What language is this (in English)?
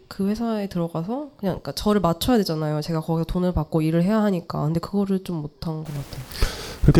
Korean